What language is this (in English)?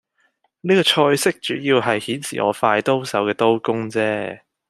Cantonese